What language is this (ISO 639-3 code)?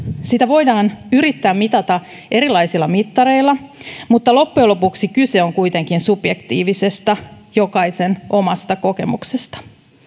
fin